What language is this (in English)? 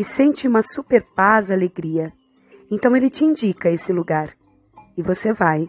Portuguese